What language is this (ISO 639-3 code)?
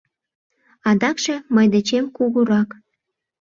chm